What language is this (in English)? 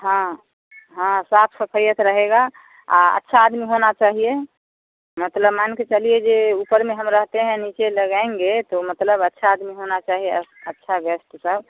Hindi